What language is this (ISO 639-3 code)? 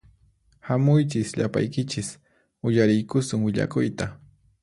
qxp